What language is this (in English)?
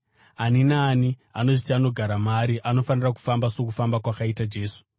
Shona